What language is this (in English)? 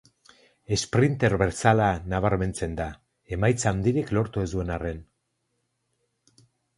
Basque